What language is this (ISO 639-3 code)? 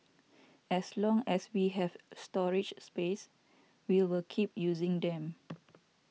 eng